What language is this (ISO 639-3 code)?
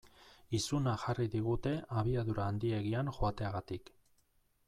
eus